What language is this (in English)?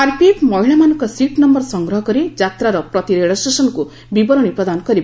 Odia